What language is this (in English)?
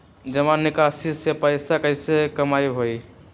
Magahi